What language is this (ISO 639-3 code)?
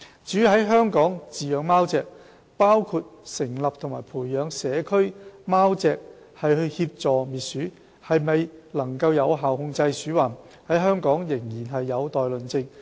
yue